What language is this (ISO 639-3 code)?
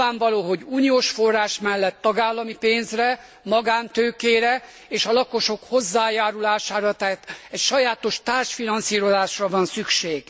hun